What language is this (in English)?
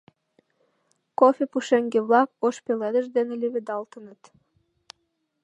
Mari